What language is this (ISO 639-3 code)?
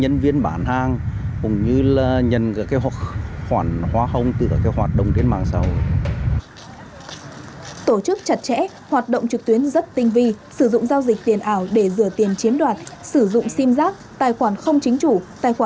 vie